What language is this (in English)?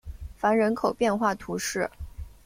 Chinese